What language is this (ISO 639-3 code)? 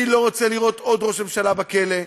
heb